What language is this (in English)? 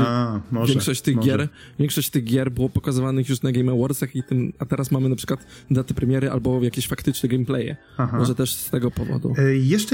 Polish